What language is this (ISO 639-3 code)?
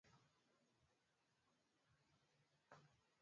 swa